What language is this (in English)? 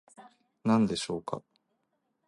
Japanese